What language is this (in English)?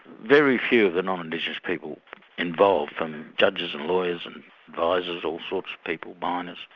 English